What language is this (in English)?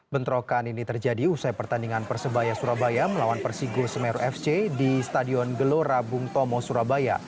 Indonesian